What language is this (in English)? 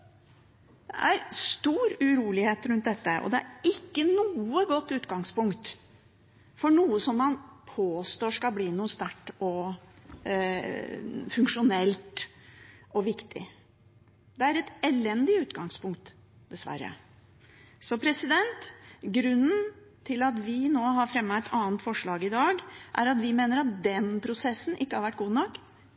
Norwegian Bokmål